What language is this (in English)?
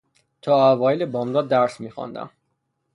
Persian